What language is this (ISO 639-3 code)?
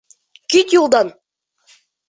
bak